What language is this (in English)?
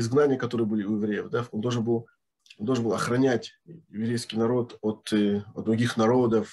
Russian